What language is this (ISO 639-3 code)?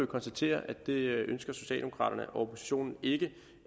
dan